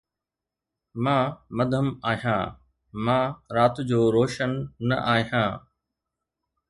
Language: Sindhi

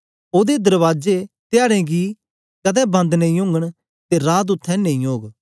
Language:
Dogri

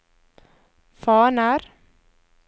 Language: Norwegian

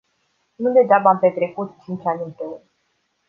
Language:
Romanian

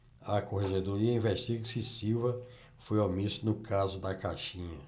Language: Portuguese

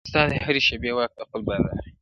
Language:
Pashto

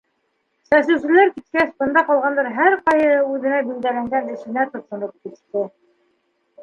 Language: Bashkir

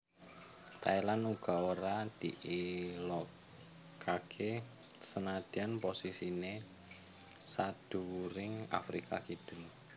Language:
Javanese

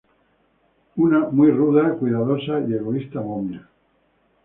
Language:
Spanish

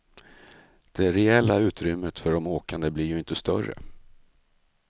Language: Swedish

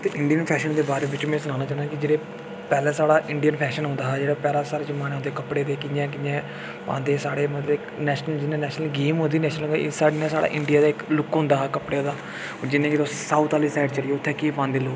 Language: Dogri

